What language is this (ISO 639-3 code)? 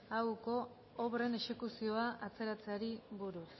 eus